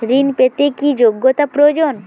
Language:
Bangla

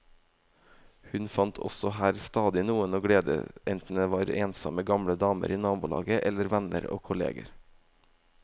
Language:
Norwegian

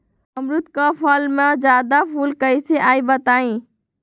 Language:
Magahi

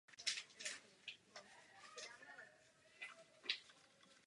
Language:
Czech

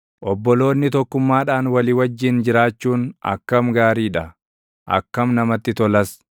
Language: Oromo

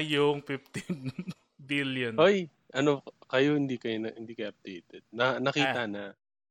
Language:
Filipino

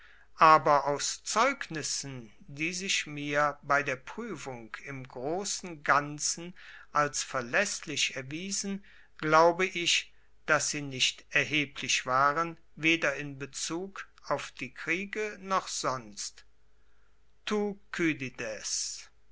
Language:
German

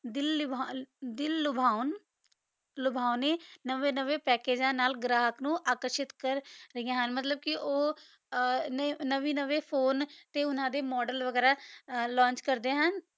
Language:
Punjabi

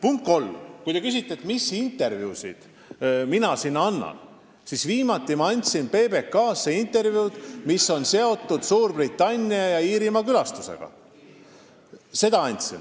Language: Estonian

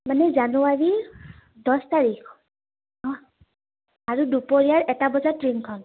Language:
Assamese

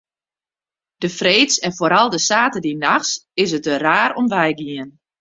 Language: Western Frisian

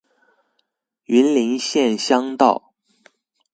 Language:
Chinese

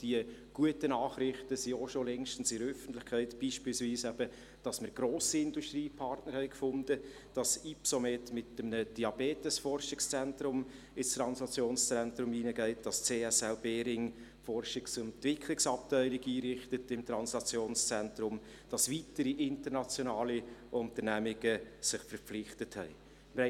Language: Swiss German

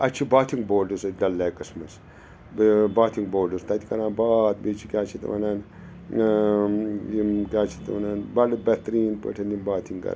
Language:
Kashmiri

